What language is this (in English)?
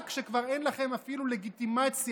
Hebrew